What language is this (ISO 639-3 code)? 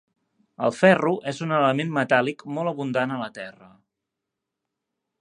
cat